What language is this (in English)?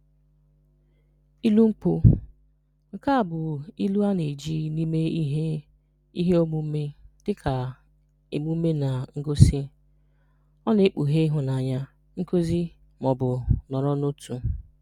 Igbo